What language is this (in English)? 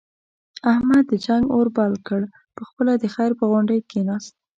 Pashto